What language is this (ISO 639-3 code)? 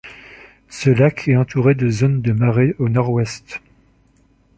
fra